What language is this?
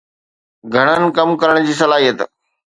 Sindhi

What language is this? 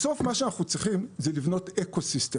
Hebrew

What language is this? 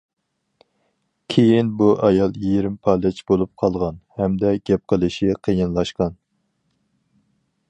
Uyghur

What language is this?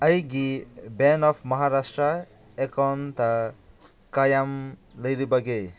Manipuri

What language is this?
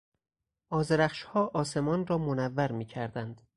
Persian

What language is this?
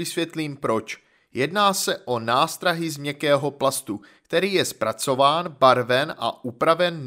Czech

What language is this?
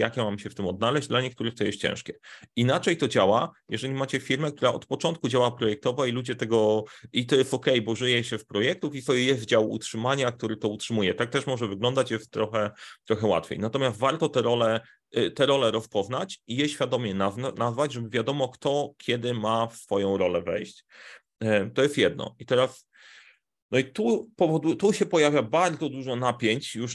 Polish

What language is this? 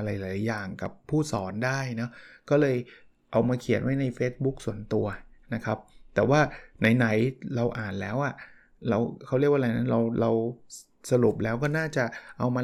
Thai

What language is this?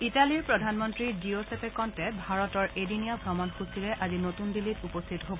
Assamese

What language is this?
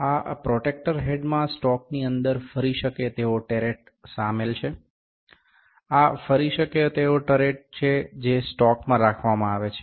Gujarati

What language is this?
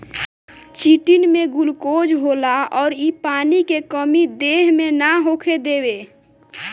Bhojpuri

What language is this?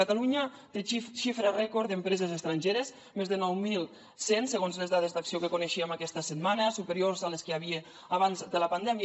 Catalan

